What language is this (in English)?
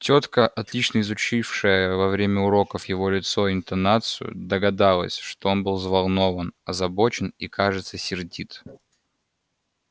Russian